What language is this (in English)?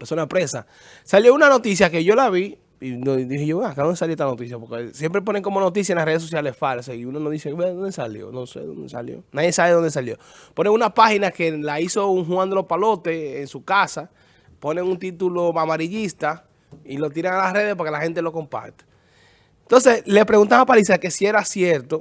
Spanish